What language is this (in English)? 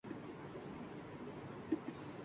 Urdu